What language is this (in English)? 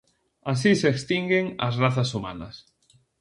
Galician